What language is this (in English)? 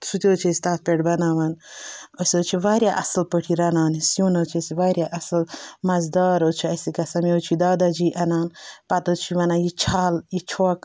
Kashmiri